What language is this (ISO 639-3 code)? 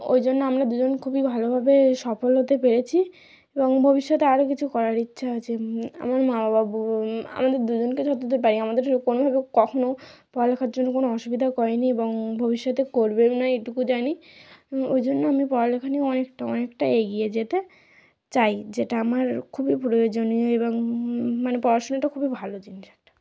ben